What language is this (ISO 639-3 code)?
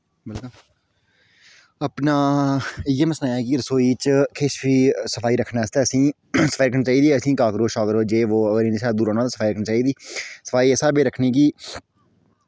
doi